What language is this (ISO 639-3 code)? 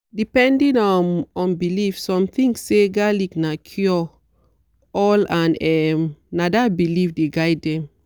pcm